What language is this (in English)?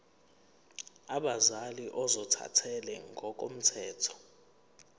Zulu